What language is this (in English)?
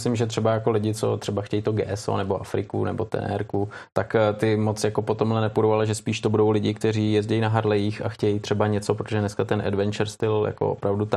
Czech